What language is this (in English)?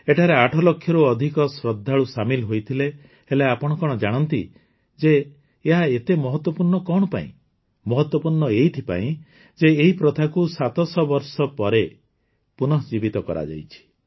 Odia